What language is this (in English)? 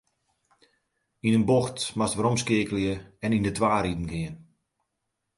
Western Frisian